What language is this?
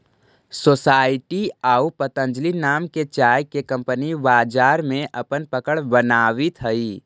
Magahi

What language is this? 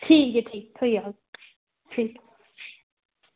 Dogri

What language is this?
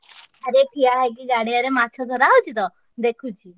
Odia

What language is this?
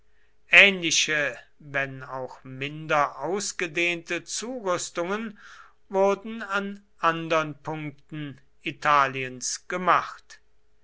German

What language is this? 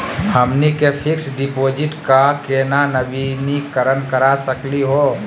Magahi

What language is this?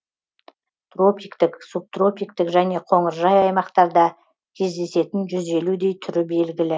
Kazakh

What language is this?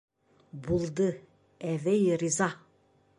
Bashkir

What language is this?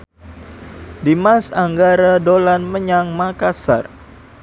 Javanese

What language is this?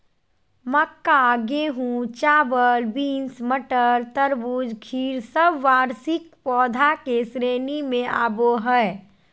Magahi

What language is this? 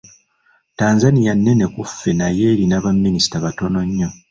Ganda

